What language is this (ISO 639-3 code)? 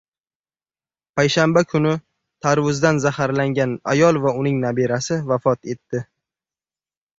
uzb